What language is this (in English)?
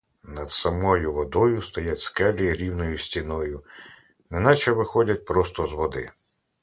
Ukrainian